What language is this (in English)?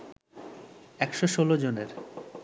Bangla